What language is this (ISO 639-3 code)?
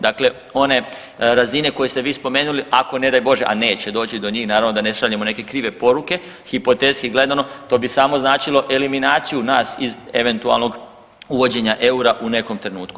hrv